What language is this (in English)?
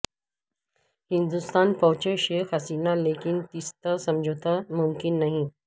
Urdu